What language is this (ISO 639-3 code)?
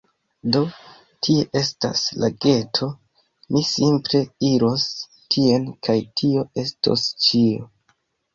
epo